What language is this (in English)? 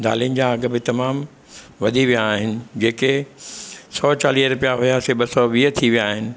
Sindhi